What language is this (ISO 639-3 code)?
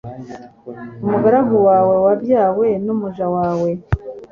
kin